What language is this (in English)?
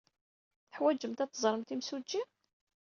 Kabyle